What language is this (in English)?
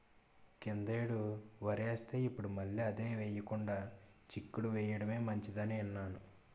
Telugu